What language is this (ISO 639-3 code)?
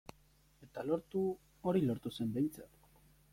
eus